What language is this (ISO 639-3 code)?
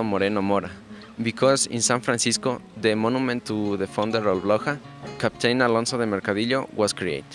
eng